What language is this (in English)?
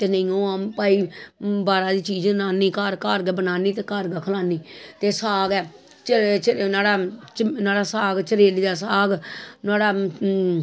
Dogri